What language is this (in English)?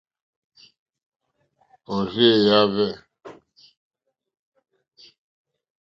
Mokpwe